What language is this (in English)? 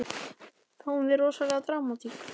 Icelandic